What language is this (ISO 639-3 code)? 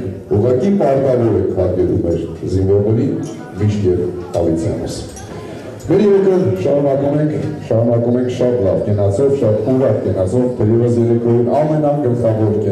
ron